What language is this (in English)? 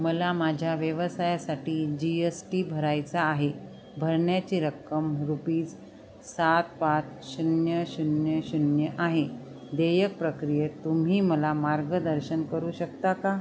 Marathi